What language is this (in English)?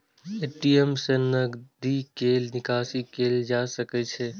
Maithili